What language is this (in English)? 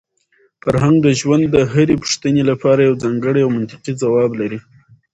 Pashto